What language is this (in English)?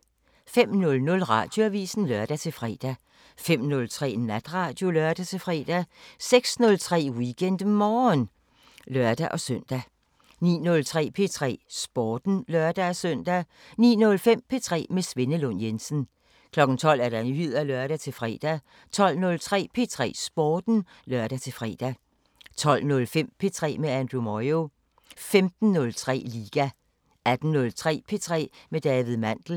Danish